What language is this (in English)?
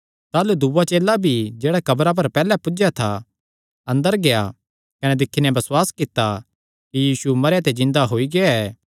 Kangri